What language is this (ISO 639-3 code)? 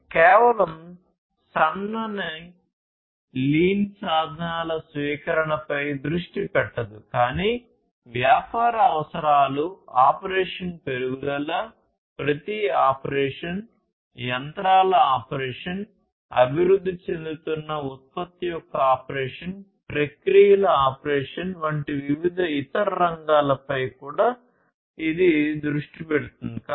tel